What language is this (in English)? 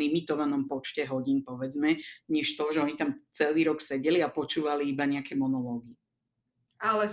Slovak